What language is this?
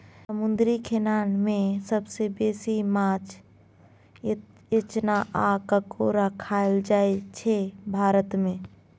Maithili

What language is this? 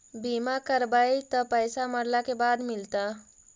Magahi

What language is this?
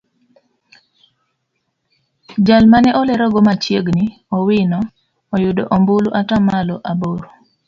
Luo (Kenya and Tanzania)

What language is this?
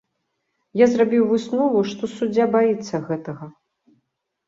Belarusian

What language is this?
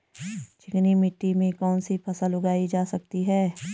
Hindi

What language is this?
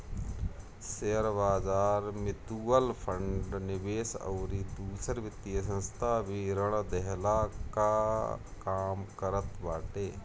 Bhojpuri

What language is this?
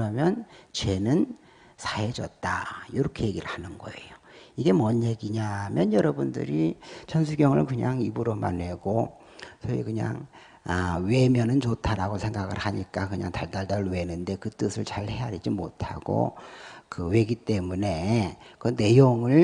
Korean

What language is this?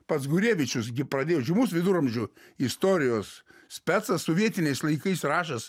Lithuanian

